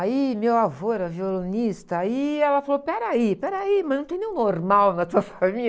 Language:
Portuguese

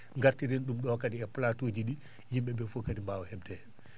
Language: Fula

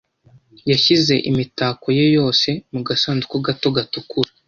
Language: Kinyarwanda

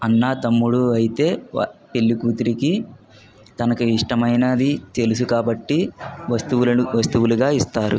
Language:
Telugu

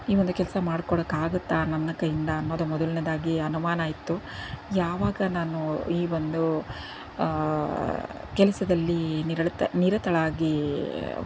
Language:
Kannada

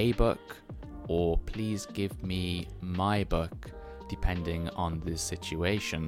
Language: English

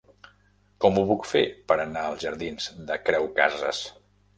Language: Catalan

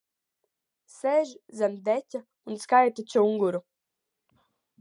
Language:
Latvian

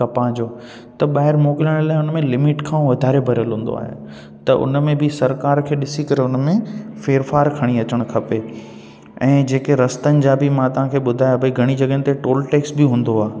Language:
Sindhi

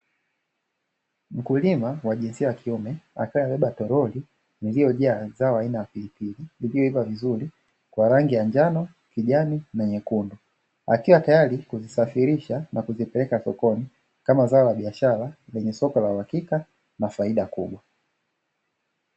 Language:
Swahili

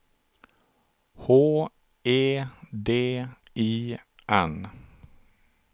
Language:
Swedish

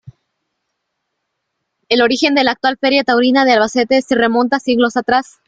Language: Spanish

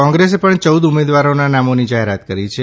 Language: Gujarati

